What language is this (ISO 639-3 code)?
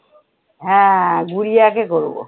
ben